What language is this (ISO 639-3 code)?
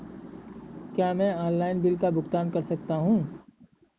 hin